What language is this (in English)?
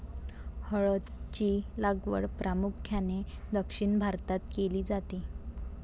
Marathi